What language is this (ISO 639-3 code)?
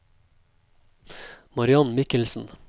nor